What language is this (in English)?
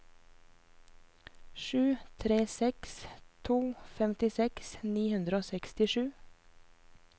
Norwegian